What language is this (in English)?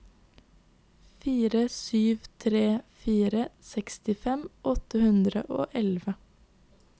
Norwegian